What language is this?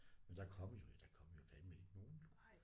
Danish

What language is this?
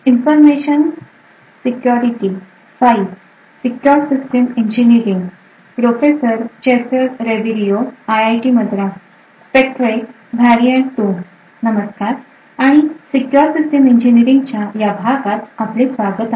Marathi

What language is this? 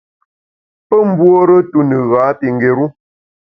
Bamun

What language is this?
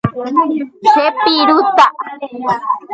Guarani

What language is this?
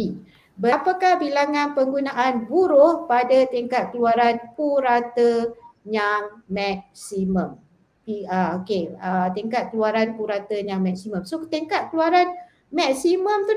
Malay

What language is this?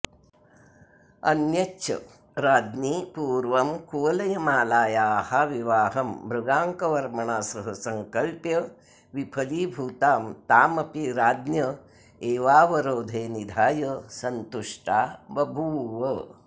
Sanskrit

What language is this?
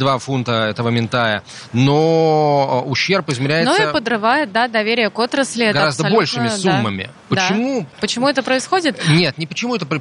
Russian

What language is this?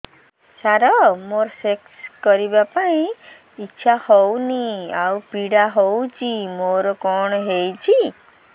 Odia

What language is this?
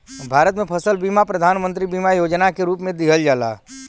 Bhojpuri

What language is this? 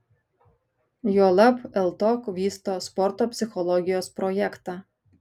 Lithuanian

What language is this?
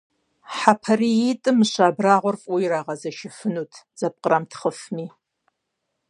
Kabardian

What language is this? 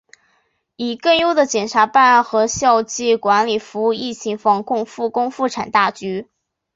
Chinese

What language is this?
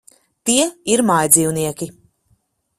Latvian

